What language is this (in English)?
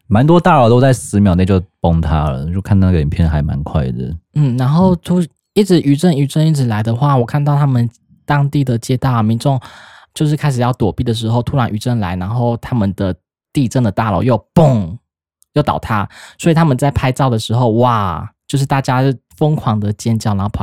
Chinese